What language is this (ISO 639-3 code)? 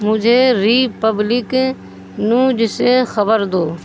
urd